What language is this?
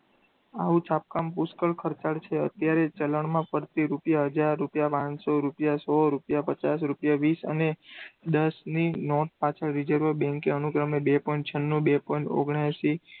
Gujarati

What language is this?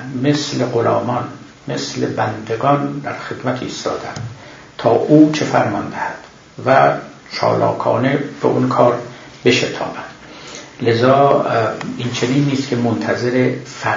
Persian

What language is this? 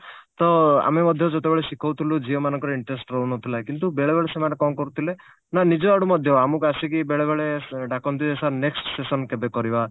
Odia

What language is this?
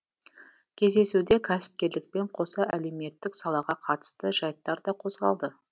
Kazakh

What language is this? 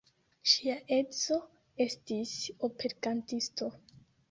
Esperanto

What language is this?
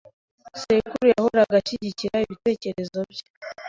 Kinyarwanda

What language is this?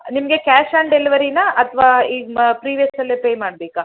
Kannada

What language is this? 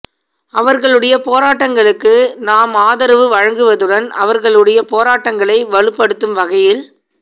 Tamil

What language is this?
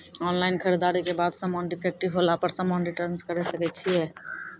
Maithili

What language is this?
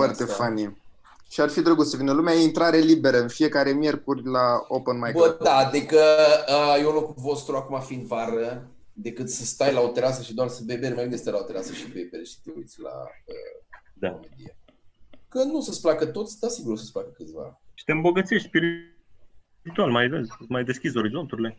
Romanian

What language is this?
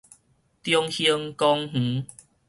Min Nan Chinese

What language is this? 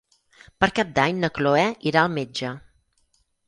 Catalan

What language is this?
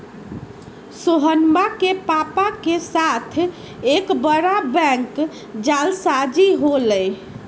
Magahi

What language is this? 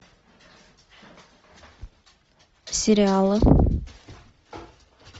Russian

